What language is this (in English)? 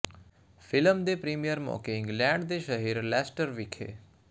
Punjabi